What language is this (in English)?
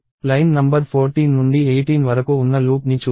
Telugu